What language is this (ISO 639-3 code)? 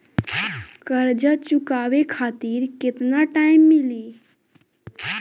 bho